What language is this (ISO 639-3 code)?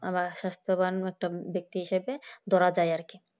ben